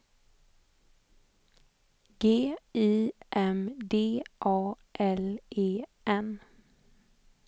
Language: Swedish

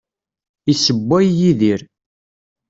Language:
Kabyle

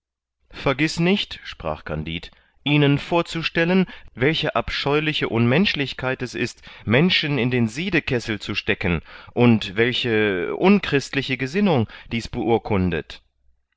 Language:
German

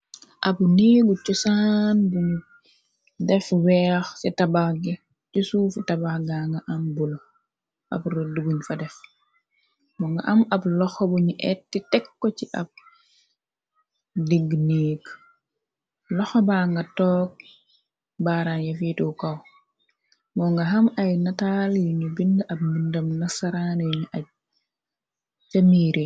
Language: Wolof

